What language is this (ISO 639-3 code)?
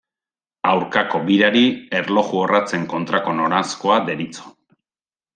eus